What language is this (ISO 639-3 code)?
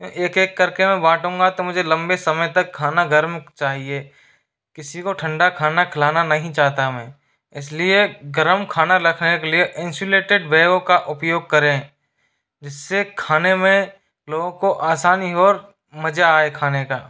hin